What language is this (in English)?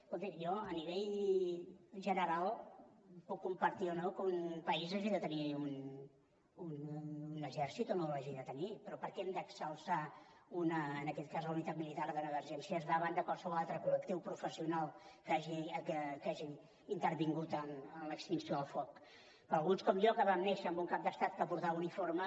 Catalan